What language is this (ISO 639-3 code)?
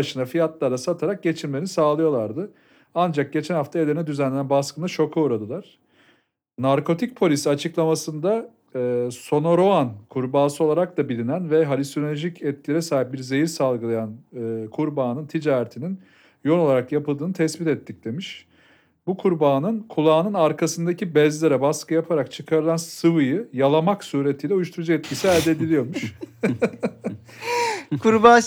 tur